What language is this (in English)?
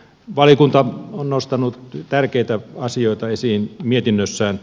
Finnish